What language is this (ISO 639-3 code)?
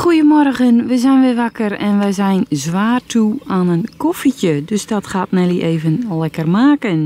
nld